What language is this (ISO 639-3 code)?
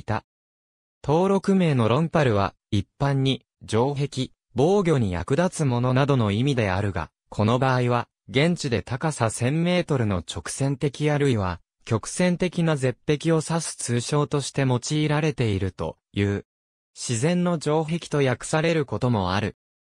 jpn